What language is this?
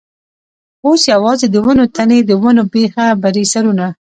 Pashto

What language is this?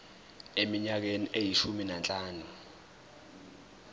Zulu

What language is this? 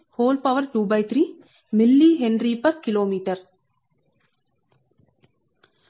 Telugu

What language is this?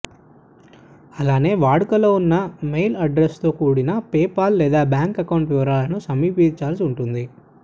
Telugu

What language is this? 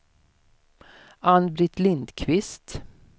Swedish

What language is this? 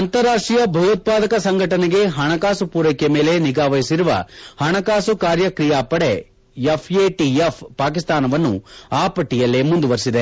Kannada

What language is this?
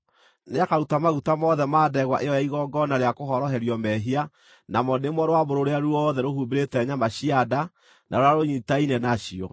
Kikuyu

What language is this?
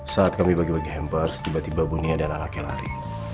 Indonesian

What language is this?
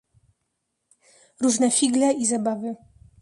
Polish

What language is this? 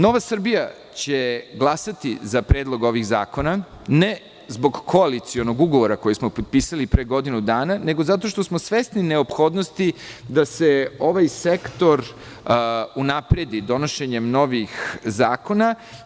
Serbian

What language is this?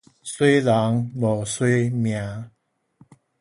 Min Nan Chinese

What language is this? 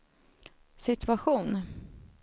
Swedish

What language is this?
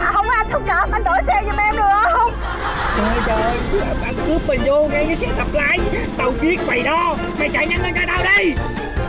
Vietnamese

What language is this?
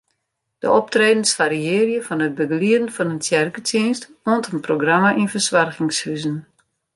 Western Frisian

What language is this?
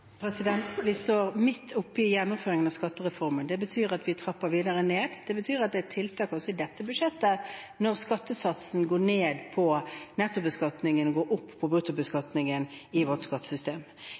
Norwegian Bokmål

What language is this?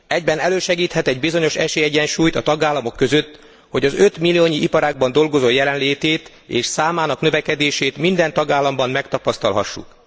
Hungarian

